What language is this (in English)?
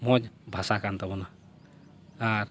Santali